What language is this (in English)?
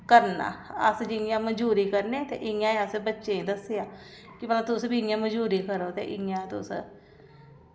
Dogri